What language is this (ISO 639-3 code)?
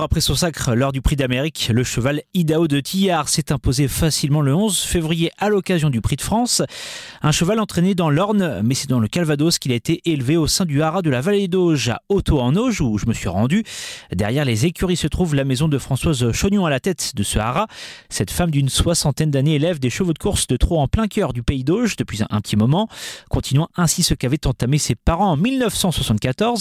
fra